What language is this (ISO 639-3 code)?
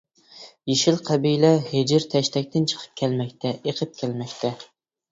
uig